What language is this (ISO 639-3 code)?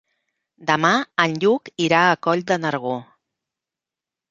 cat